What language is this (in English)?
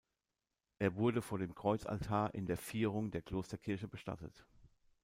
German